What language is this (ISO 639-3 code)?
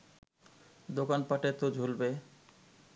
ben